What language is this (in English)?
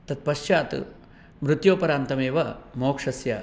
Sanskrit